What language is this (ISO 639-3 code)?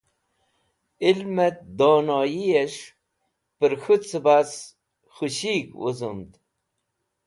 wbl